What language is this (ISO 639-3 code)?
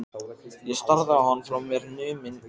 isl